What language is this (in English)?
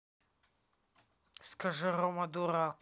Russian